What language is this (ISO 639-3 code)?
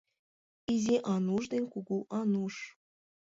chm